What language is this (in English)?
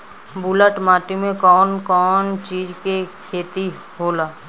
Bhojpuri